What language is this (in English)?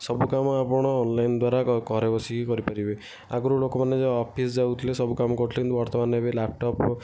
Odia